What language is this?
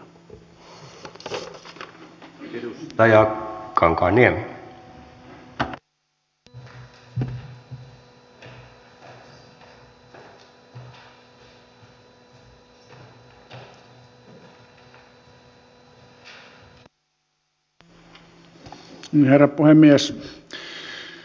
Finnish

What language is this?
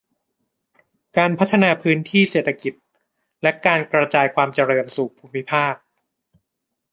Thai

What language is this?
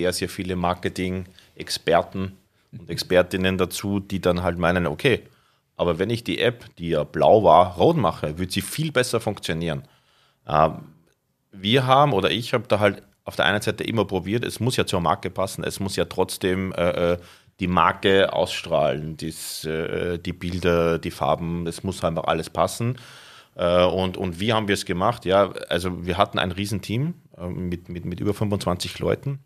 German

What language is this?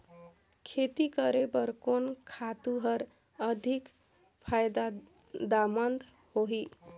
Chhattisgarhi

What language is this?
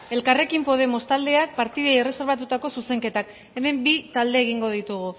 Basque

